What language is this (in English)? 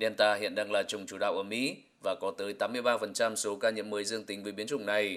Vietnamese